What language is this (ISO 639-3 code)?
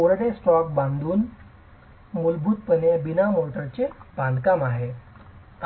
mar